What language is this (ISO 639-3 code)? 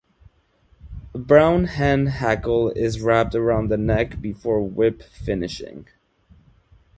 eng